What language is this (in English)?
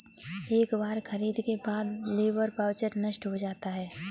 Hindi